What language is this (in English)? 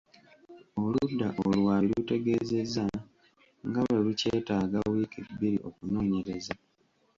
Ganda